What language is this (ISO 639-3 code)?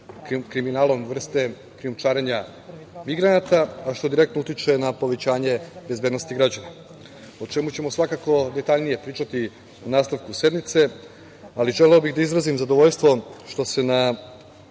srp